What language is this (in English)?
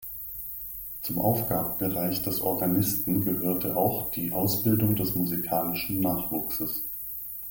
German